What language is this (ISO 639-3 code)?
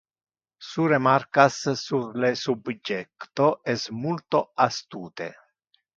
ina